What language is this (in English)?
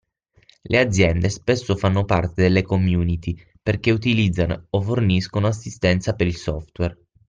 Italian